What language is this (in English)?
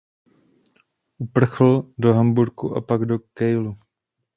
Czech